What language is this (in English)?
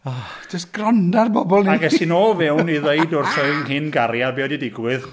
Welsh